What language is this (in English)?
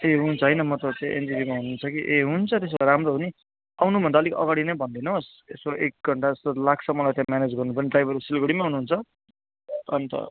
Nepali